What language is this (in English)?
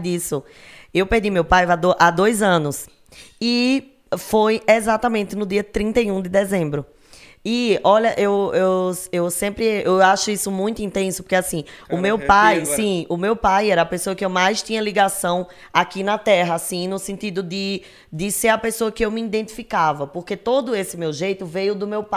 Portuguese